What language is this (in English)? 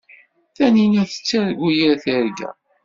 Kabyle